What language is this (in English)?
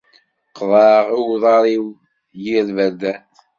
Kabyle